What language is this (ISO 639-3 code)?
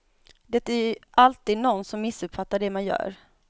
swe